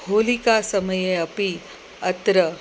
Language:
Sanskrit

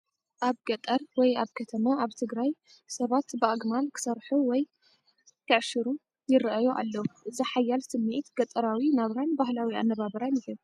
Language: Tigrinya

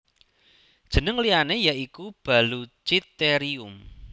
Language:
Javanese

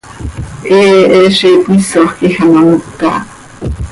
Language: Seri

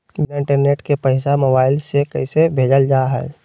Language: Magahi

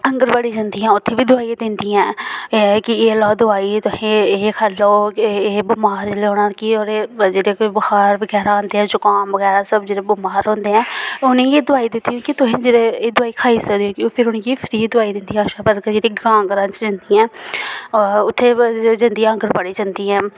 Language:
Dogri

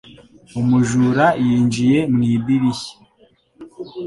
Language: Kinyarwanda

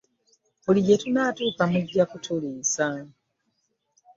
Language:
Ganda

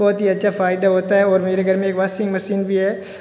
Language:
Hindi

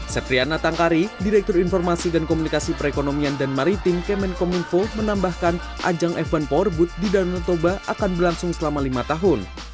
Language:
Indonesian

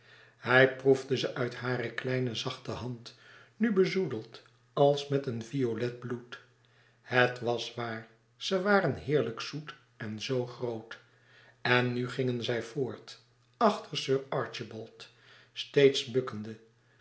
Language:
Dutch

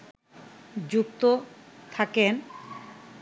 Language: Bangla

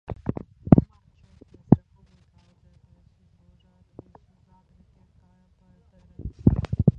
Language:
Latvian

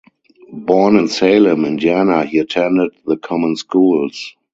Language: English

